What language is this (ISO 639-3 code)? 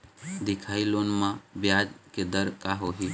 hne